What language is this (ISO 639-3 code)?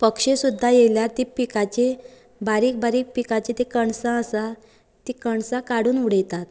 kok